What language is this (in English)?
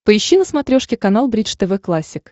Russian